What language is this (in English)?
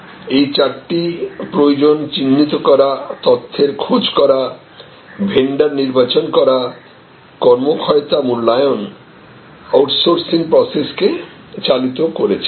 Bangla